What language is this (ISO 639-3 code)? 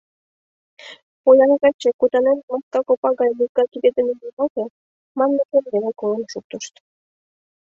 chm